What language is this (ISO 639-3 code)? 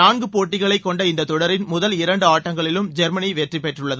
tam